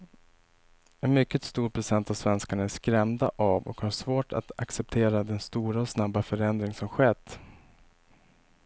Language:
Swedish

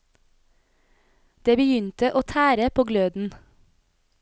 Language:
Norwegian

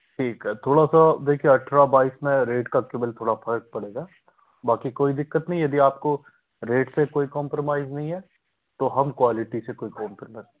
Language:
Hindi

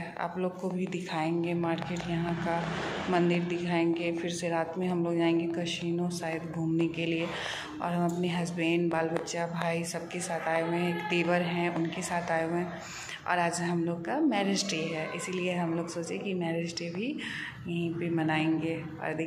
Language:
Hindi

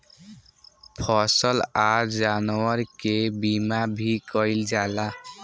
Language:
Bhojpuri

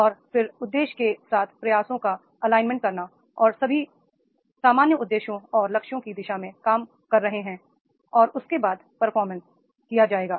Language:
Hindi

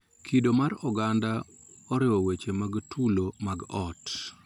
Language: Luo (Kenya and Tanzania)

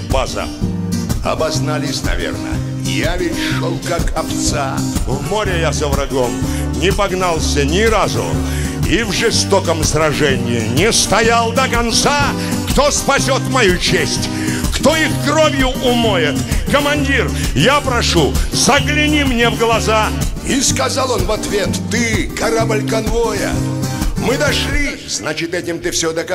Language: Russian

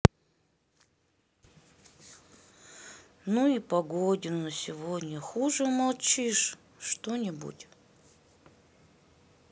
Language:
Russian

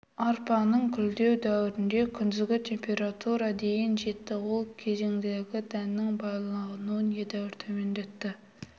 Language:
Kazakh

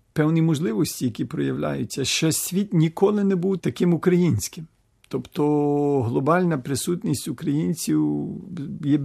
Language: Ukrainian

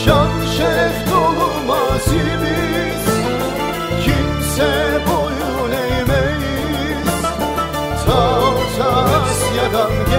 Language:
Turkish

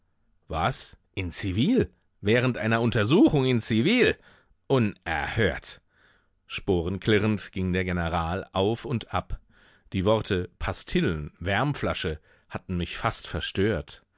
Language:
German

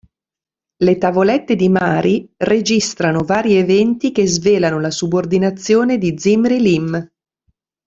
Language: Italian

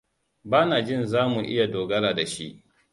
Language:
Hausa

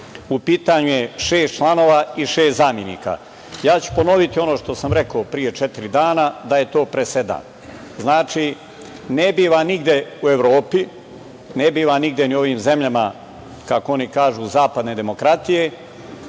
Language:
Serbian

